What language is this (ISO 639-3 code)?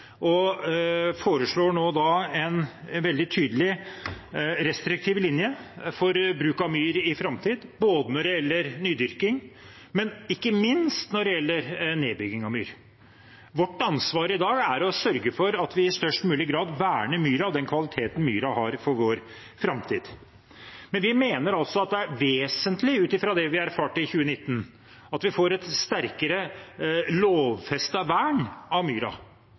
nob